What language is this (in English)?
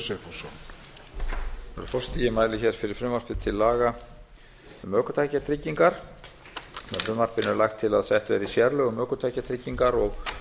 Icelandic